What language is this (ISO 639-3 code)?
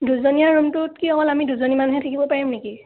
asm